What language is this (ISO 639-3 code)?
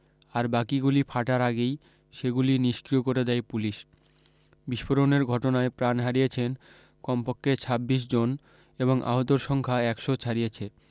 ben